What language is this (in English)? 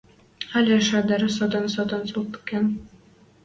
Western Mari